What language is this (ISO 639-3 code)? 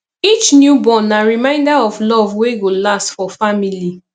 pcm